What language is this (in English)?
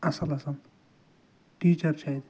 Kashmiri